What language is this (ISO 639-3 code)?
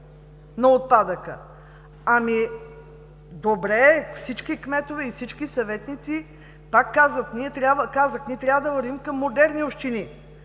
bul